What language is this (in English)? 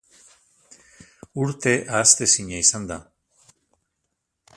Basque